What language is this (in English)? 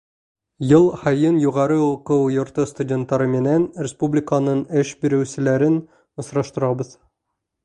Bashkir